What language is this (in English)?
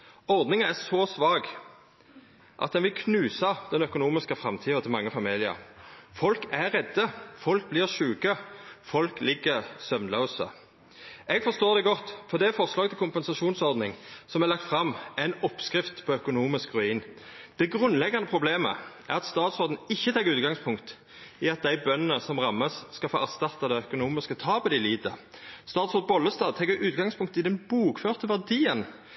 Norwegian Nynorsk